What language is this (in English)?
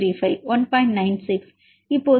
Tamil